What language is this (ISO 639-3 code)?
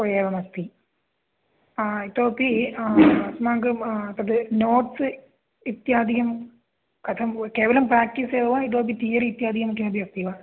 san